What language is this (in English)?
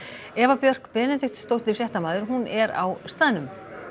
Icelandic